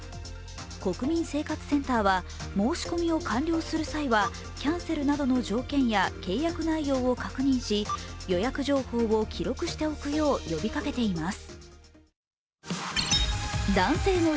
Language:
Japanese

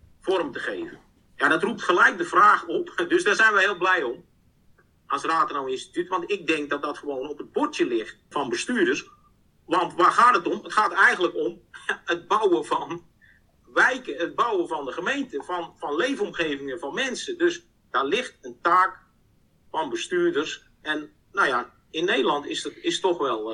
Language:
Dutch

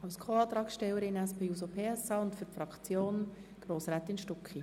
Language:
Swiss German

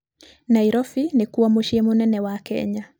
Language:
Kikuyu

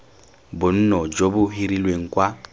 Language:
Tswana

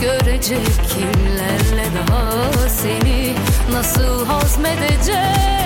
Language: Turkish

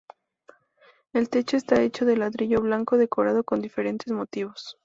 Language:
Spanish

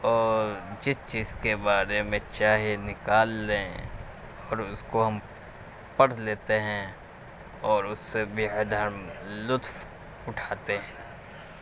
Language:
Urdu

